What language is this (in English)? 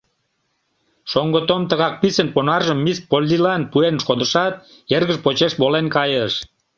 Mari